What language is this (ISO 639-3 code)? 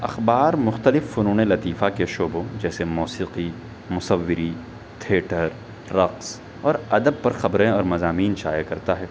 urd